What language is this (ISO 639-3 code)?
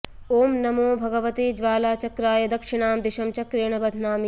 san